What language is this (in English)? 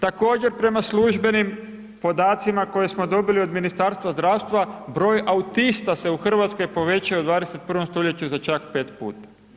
Croatian